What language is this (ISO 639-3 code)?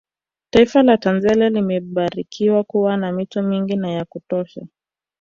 swa